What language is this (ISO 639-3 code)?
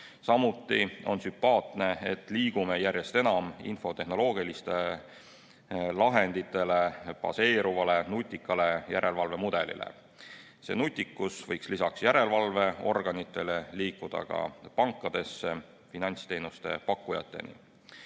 est